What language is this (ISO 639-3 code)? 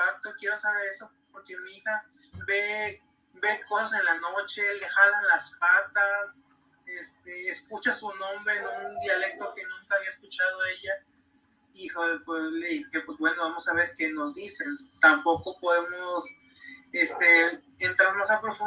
spa